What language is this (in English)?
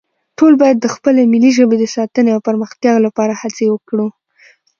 Pashto